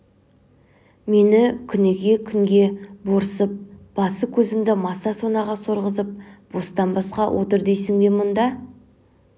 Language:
Kazakh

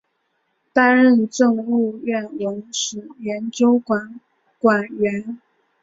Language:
Chinese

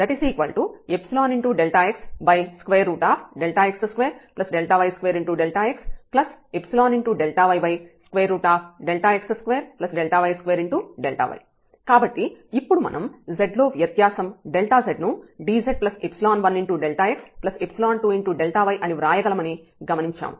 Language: Telugu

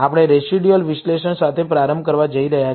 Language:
Gujarati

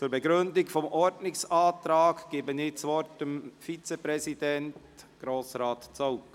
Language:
Swiss German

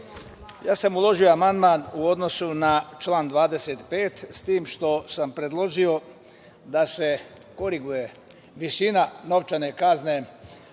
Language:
Serbian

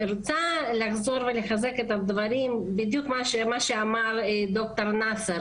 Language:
Hebrew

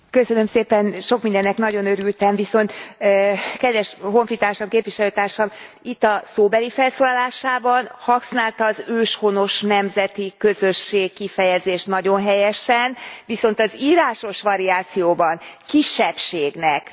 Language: Hungarian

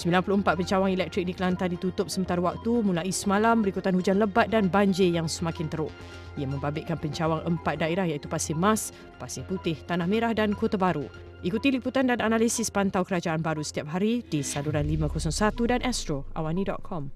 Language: Malay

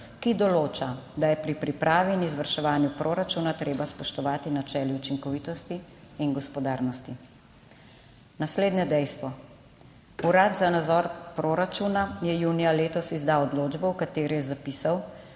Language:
Slovenian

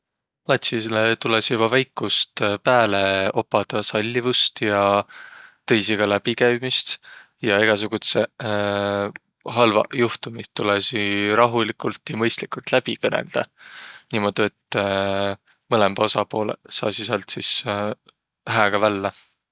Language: Võro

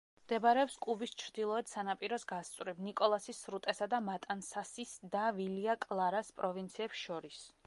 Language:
Georgian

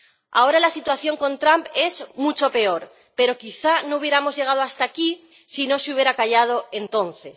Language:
Spanish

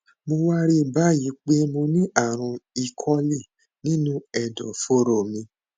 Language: Yoruba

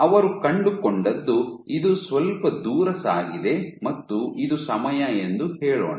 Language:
Kannada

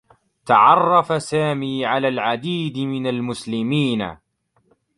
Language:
Arabic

